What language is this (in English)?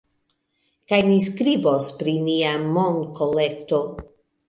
Esperanto